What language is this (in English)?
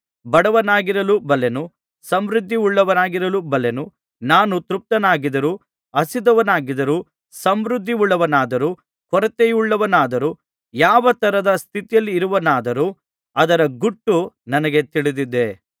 Kannada